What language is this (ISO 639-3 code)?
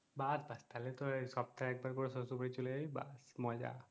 ben